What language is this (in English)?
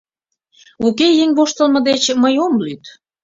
Mari